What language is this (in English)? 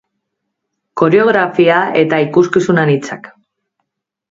Basque